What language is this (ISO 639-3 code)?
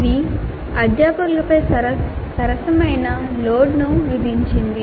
tel